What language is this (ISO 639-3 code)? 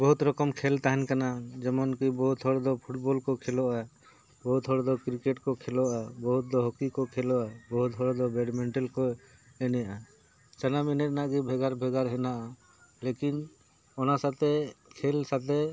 sat